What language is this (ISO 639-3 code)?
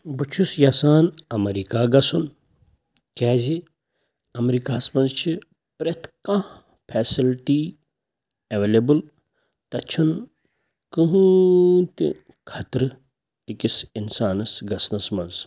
kas